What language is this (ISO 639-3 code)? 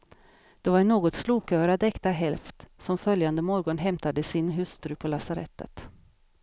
swe